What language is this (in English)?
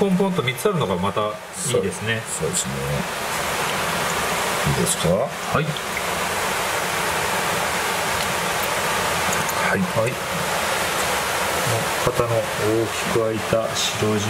Japanese